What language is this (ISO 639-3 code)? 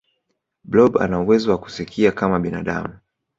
swa